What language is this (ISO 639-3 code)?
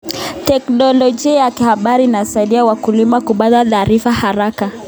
kln